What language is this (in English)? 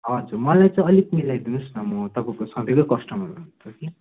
Nepali